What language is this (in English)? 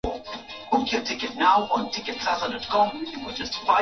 Swahili